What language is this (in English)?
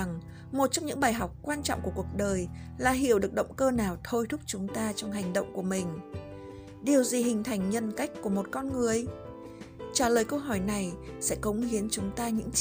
Vietnamese